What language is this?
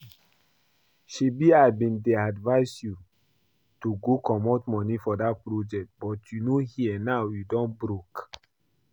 Nigerian Pidgin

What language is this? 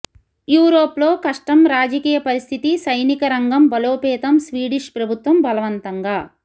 Telugu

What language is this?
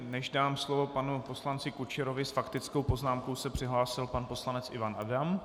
Czech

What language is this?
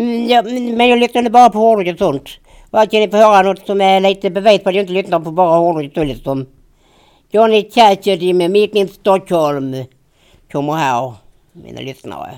Swedish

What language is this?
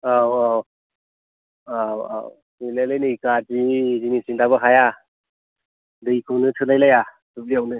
Bodo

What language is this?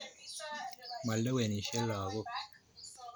Kalenjin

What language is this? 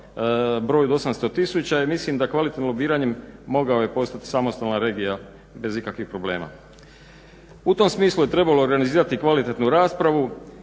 Croatian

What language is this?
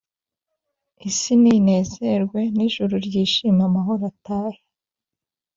Kinyarwanda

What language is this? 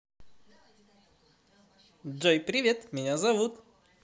Russian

